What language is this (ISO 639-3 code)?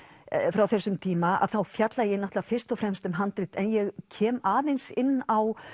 isl